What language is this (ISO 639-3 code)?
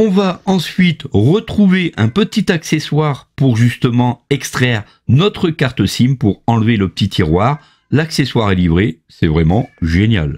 fra